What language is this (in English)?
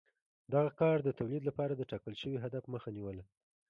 Pashto